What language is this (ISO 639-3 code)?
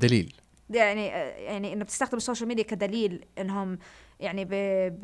ara